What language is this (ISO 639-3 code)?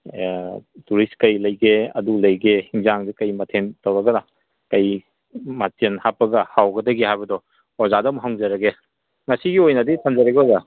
mni